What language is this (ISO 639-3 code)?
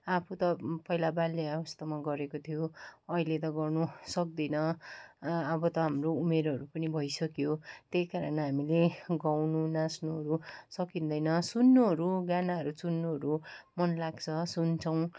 nep